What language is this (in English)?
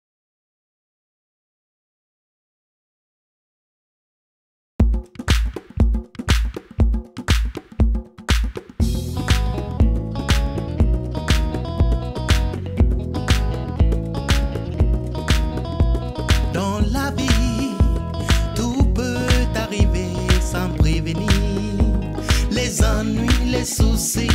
Romanian